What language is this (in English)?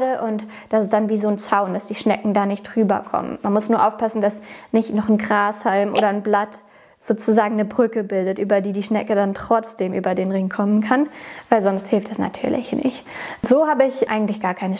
German